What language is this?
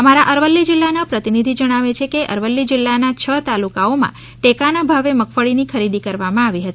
Gujarati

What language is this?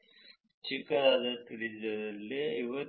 Kannada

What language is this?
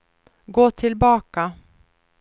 Swedish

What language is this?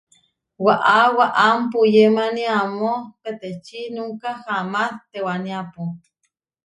Huarijio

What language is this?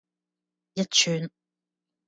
Cantonese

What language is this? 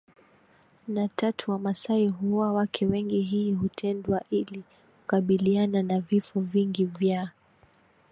Swahili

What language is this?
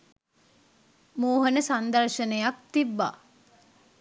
Sinhala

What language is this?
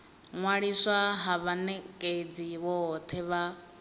Venda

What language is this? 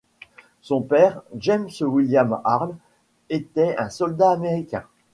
French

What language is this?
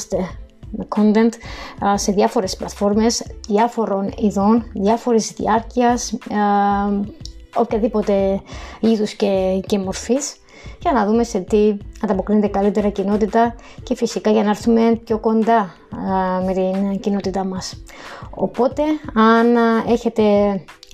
Greek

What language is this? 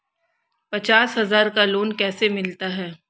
Hindi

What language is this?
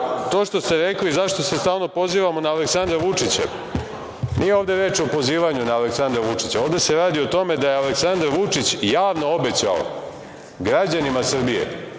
Serbian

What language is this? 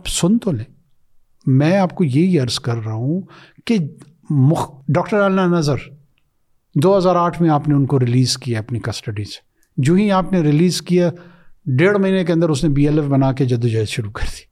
Urdu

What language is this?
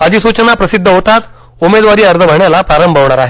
Marathi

